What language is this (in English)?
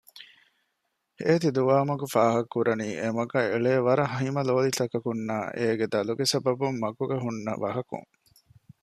Divehi